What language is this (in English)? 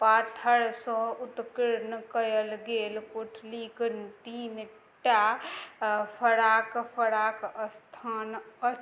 Maithili